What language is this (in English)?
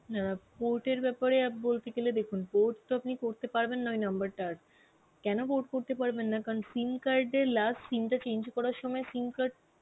Bangla